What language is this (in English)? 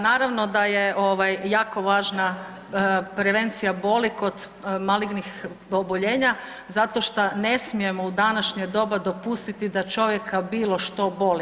Croatian